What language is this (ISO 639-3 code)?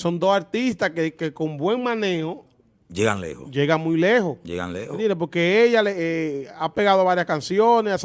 spa